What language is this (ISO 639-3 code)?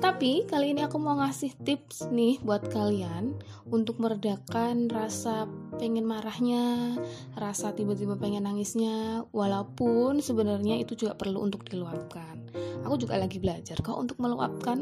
ind